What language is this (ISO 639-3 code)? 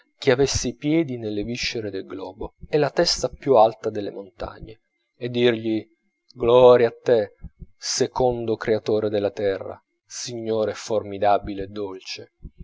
ita